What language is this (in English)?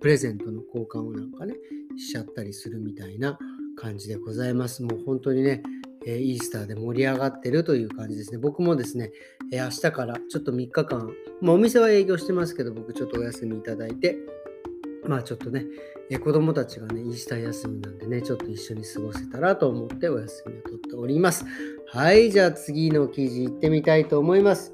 Japanese